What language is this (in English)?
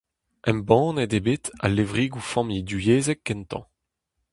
Breton